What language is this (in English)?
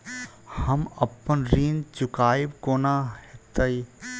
Maithili